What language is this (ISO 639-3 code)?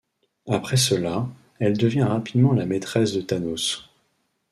fra